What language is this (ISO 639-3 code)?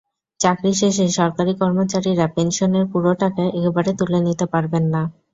ben